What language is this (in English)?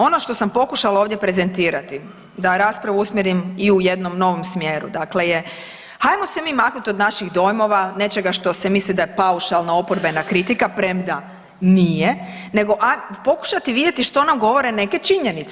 Croatian